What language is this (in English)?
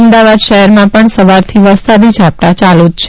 Gujarati